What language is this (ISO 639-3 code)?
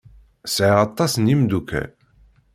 kab